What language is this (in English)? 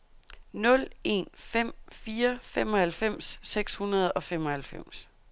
Danish